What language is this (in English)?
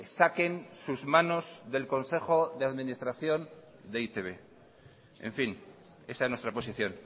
Spanish